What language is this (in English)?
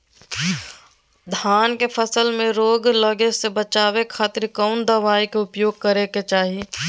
Magahi